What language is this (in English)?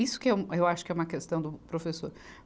Portuguese